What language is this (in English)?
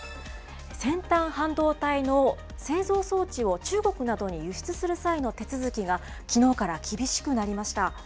Japanese